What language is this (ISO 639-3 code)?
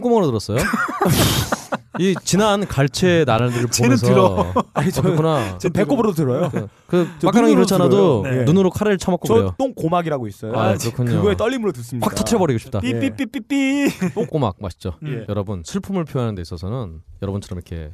kor